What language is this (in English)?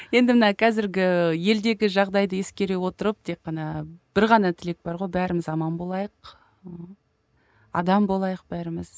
Kazakh